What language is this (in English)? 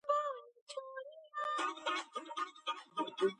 Georgian